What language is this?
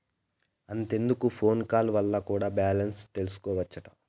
Telugu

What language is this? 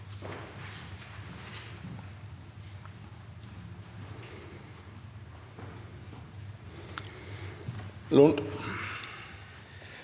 Norwegian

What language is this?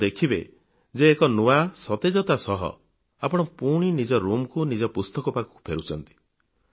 Odia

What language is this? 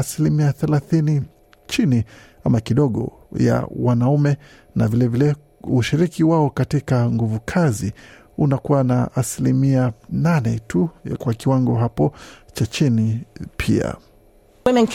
Swahili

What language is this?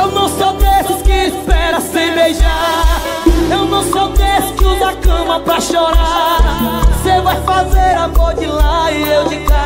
Portuguese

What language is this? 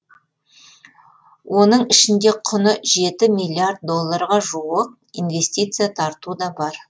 Kazakh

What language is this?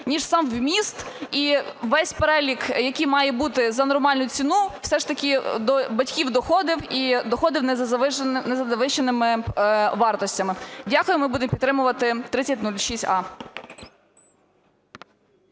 Ukrainian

